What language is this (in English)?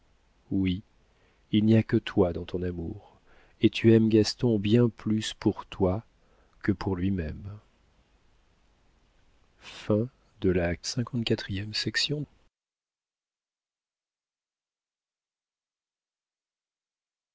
French